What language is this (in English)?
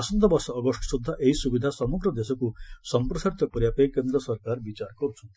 Odia